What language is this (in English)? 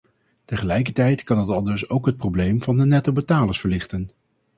Dutch